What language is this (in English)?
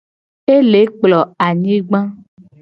Gen